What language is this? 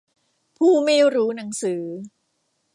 Thai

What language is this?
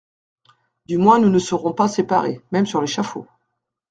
French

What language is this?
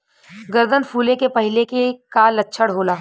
Bhojpuri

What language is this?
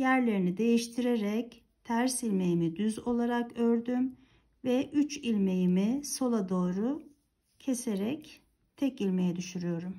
Turkish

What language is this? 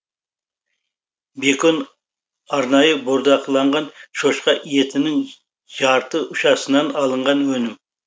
Kazakh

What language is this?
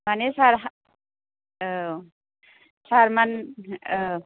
Bodo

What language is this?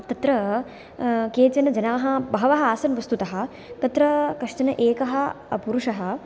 Sanskrit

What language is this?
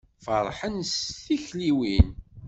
Kabyle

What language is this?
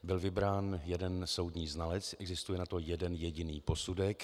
Czech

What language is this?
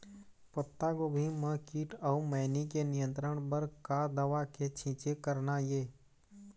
Chhattisgarhi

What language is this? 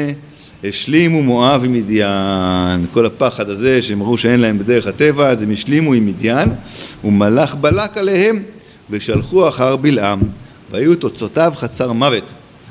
Hebrew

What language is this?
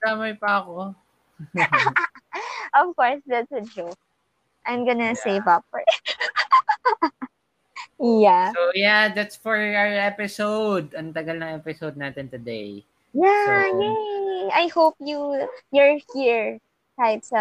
Filipino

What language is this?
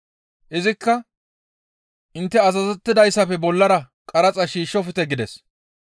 Gamo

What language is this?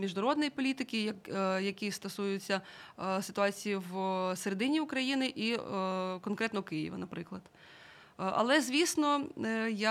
Ukrainian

